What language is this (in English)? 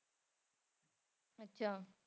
Punjabi